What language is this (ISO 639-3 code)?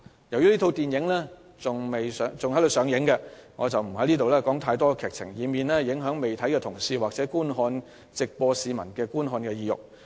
yue